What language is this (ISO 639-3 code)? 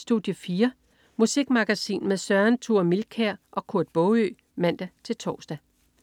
dan